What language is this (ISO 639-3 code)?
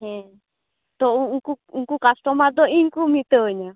sat